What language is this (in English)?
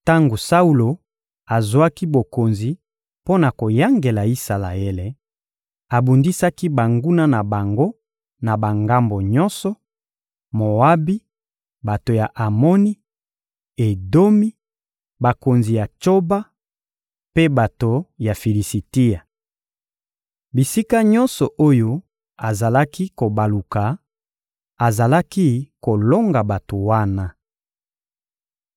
Lingala